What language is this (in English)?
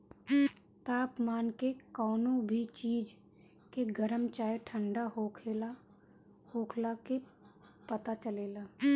Bhojpuri